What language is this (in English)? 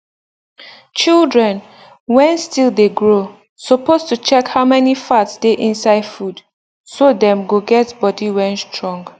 Nigerian Pidgin